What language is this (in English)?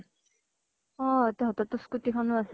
Assamese